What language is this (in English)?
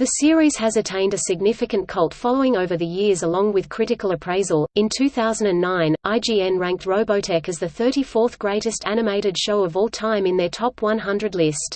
English